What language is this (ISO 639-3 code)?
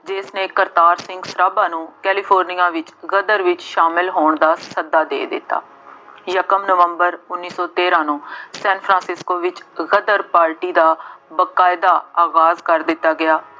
pan